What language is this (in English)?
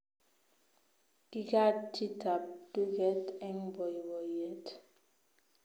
Kalenjin